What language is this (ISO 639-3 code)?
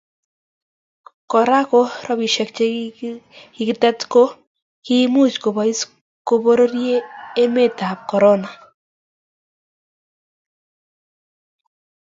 kln